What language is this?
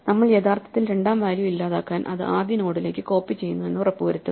Malayalam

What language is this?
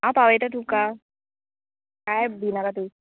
Konkani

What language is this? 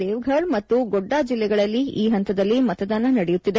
Kannada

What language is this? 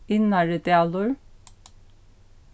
Faroese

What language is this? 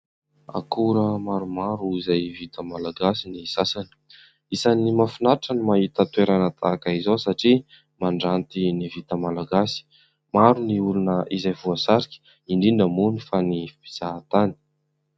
Malagasy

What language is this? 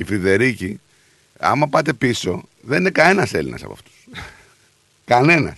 Greek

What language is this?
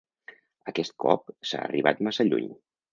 Catalan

